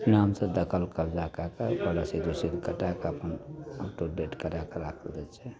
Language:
Maithili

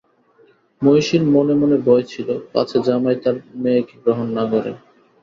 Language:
Bangla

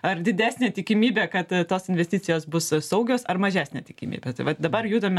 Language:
Lithuanian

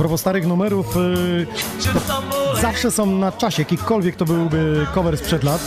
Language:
Polish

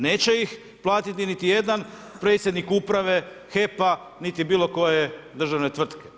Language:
Croatian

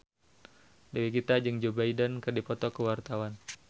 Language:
Sundanese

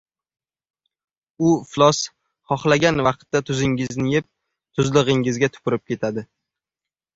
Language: Uzbek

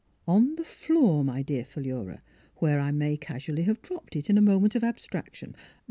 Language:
English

